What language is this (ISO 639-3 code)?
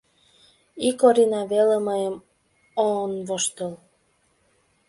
chm